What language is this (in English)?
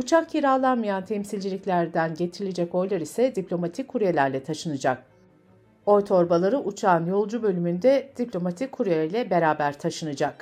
Turkish